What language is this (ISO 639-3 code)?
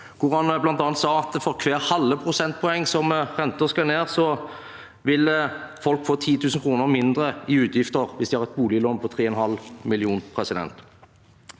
nor